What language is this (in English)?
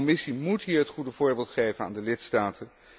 Dutch